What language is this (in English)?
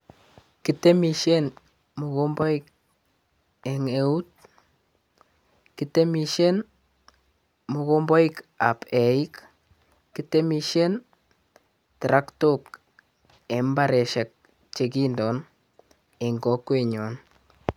Kalenjin